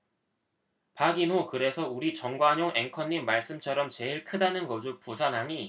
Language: Korean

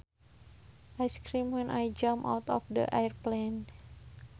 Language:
Sundanese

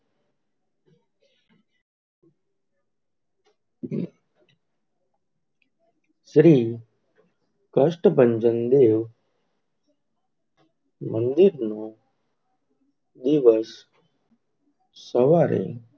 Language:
Gujarati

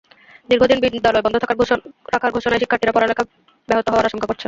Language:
Bangla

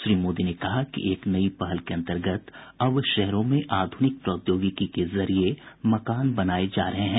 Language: Hindi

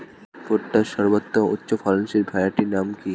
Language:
Bangla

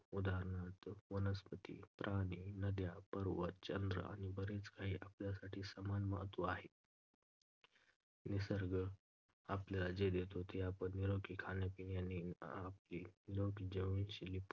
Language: Marathi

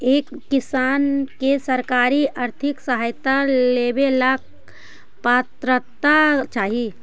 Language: Magahi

